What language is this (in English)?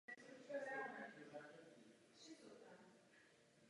Czech